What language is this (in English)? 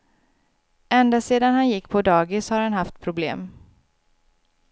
Swedish